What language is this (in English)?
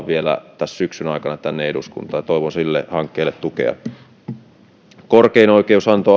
Finnish